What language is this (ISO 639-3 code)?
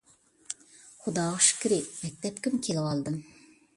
uig